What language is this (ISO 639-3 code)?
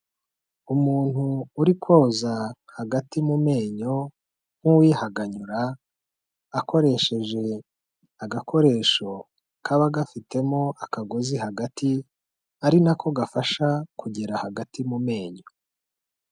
kin